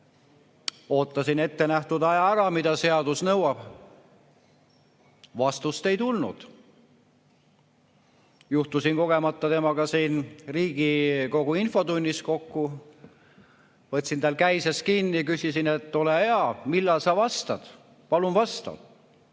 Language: Estonian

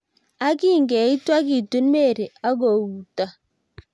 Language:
Kalenjin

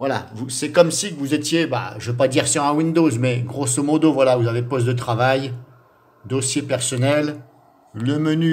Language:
French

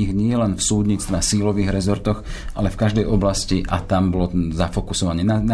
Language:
Slovak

